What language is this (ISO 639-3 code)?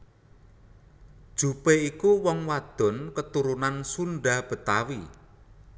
jav